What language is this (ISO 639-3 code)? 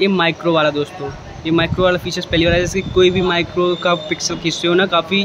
hin